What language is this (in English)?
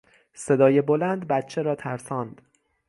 Persian